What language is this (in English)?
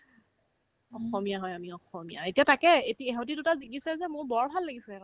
Assamese